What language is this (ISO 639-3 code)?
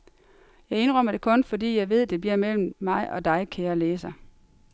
dan